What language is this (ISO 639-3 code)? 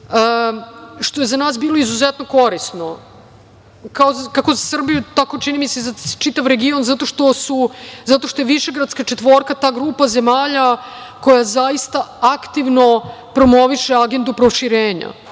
srp